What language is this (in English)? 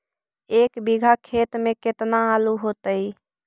Magahi